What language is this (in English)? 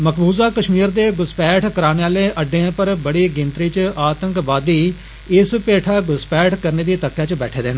Dogri